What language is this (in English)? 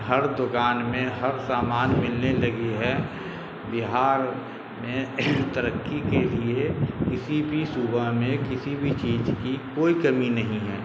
Urdu